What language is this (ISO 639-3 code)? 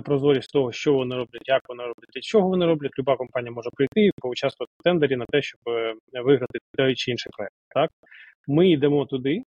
ukr